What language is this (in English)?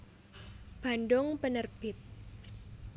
Javanese